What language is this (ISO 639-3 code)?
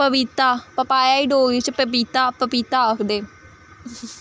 doi